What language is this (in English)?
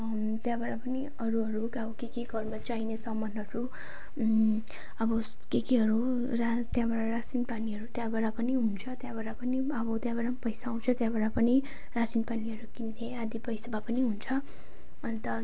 Nepali